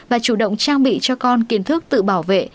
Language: Vietnamese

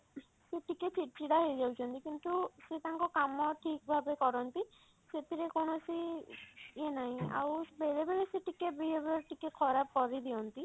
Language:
Odia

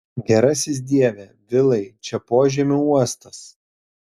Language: Lithuanian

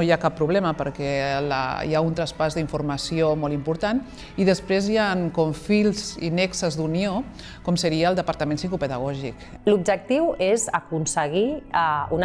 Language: Catalan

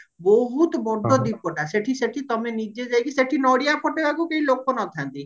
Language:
Odia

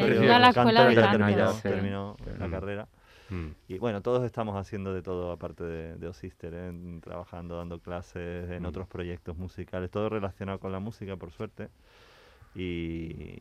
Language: Spanish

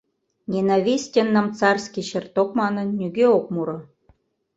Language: Mari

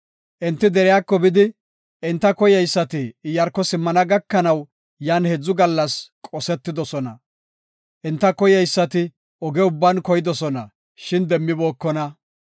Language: Gofa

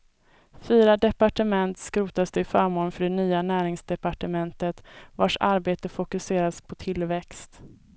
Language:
Swedish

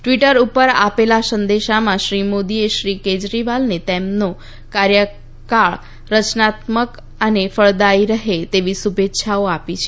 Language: Gujarati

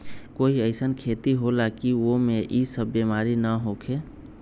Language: Magahi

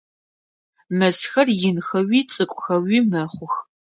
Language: Adyghe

